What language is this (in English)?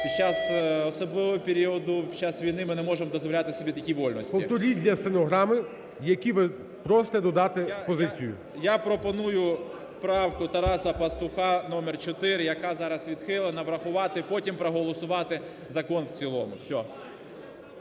Ukrainian